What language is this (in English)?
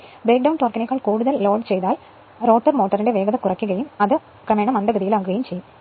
Malayalam